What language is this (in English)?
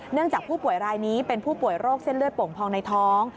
Thai